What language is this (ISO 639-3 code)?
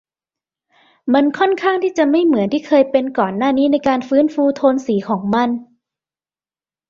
tha